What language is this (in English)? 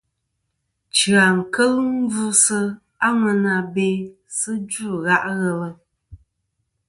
Kom